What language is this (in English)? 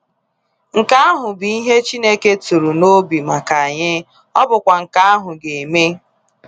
Igbo